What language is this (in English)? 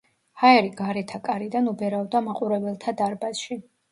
Georgian